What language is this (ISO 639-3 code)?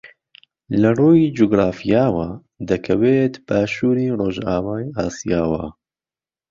ckb